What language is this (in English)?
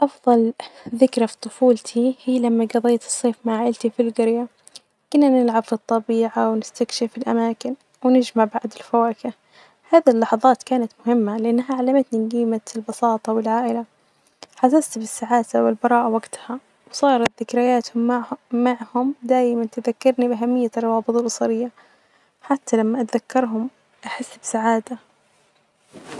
Najdi Arabic